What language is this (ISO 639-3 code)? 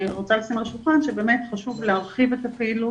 heb